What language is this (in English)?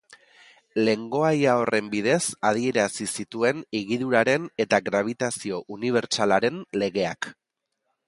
Basque